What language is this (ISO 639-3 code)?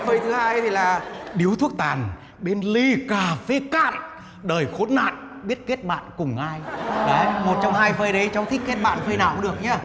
vie